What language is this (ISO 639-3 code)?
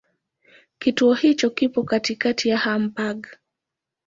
swa